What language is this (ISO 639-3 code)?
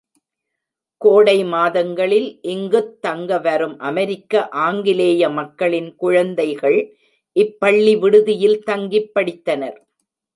tam